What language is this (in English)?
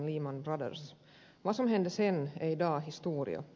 Finnish